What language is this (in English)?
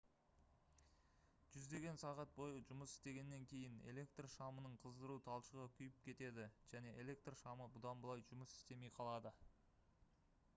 Kazakh